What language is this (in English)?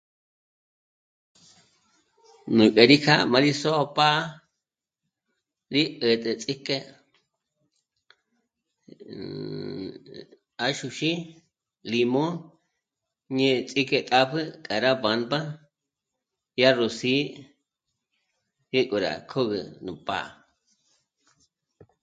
Michoacán Mazahua